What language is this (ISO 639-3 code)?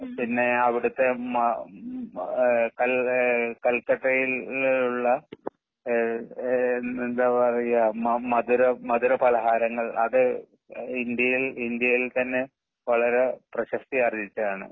mal